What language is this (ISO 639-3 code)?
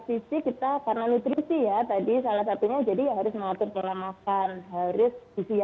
ind